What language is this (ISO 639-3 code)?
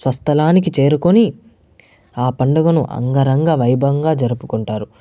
tel